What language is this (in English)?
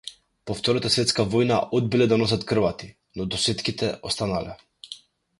Macedonian